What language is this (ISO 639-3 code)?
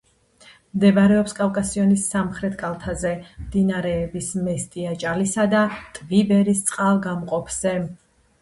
kat